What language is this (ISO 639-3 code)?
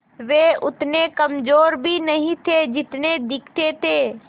hin